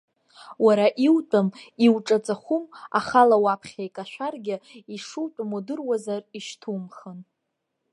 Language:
Abkhazian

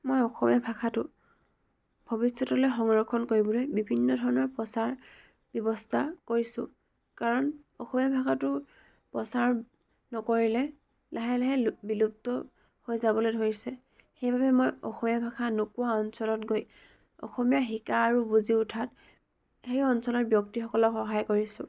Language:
Assamese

